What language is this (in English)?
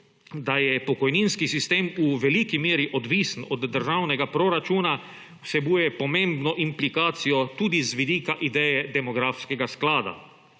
Slovenian